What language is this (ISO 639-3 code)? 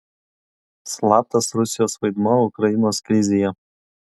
lit